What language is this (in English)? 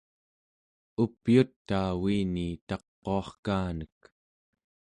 Central Yupik